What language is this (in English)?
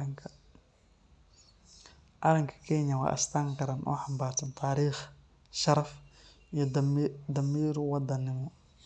Somali